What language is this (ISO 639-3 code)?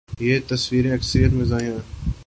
urd